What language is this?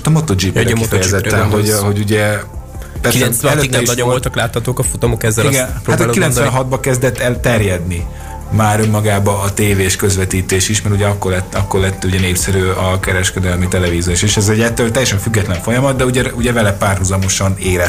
Hungarian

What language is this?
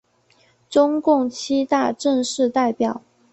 Chinese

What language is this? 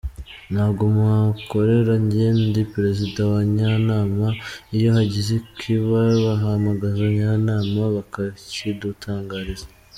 Kinyarwanda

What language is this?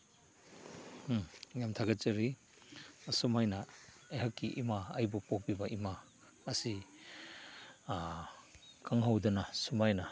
Manipuri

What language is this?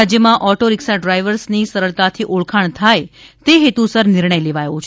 Gujarati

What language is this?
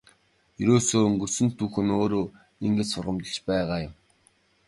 Mongolian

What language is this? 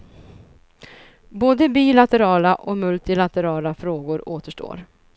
Swedish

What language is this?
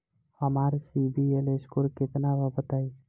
Bhojpuri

